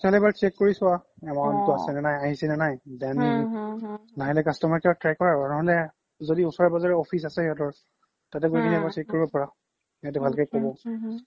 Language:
Assamese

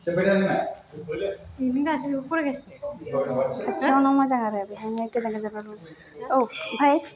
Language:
Bodo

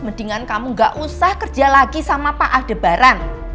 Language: Indonesian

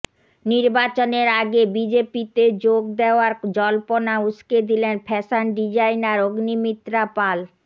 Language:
Bangla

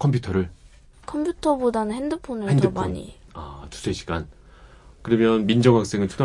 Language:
Korean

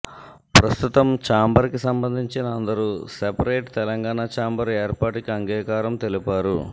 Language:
Telugu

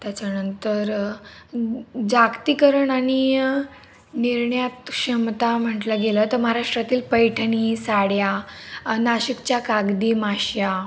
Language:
Marathi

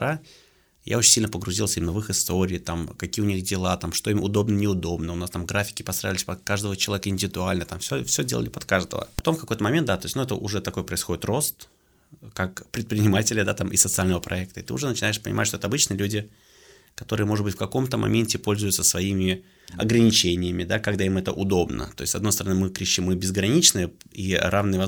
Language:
Russian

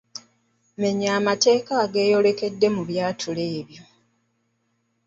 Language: Ganda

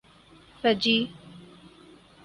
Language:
Urdu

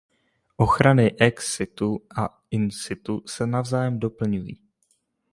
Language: Czech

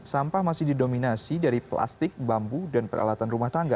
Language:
Indonesian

